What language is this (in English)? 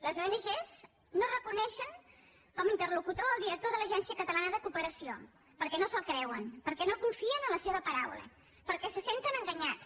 Catalan